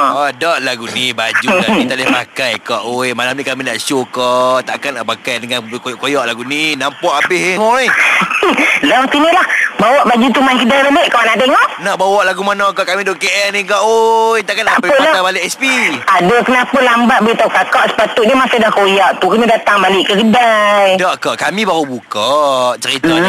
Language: Malay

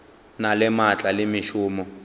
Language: Northern Sotho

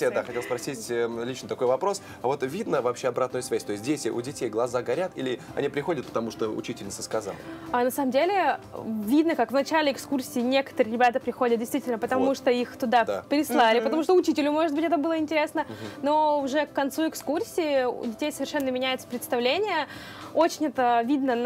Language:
Russian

